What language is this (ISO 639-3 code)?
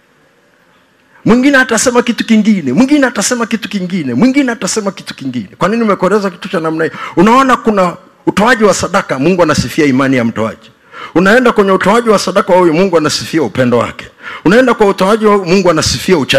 swa